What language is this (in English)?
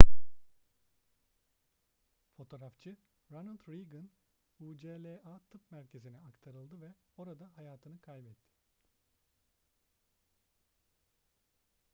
Turkish